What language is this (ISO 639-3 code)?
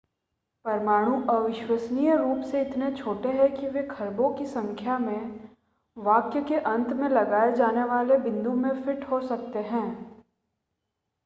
hin